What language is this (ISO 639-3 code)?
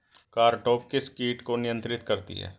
hin